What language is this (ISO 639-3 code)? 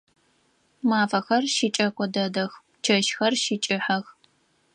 ady